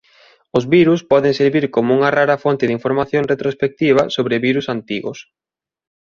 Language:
Galician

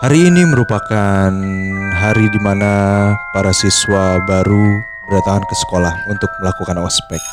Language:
Indonesian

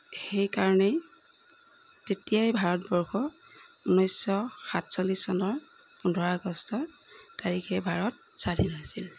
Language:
Assamese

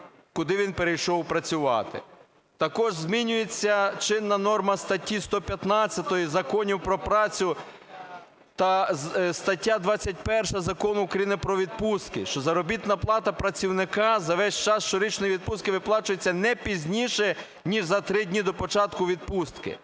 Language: Ukrainian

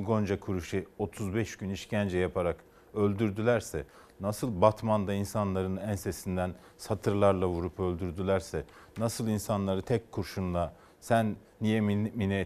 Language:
Turkish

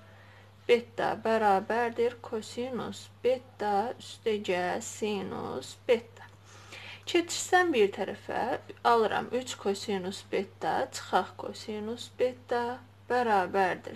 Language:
Turkish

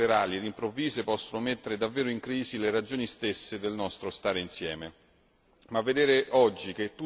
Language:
Italian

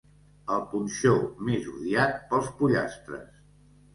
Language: Catalan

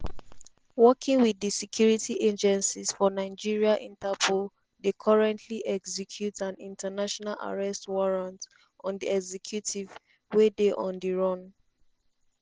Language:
Nigerian Pidgin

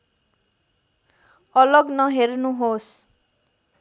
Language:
Nepali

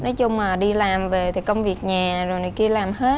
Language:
Vietnamese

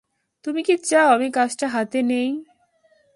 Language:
Bangla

